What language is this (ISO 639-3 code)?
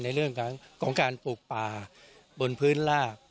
tha